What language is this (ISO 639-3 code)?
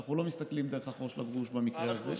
heb